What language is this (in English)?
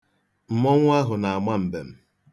Igbo